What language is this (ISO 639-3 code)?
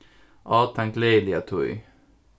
fao